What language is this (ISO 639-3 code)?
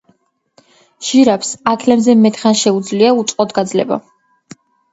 kat